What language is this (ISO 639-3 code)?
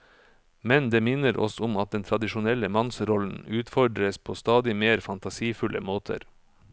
nor